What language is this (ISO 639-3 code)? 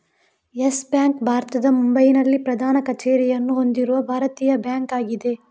kan